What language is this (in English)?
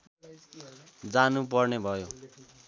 Nepali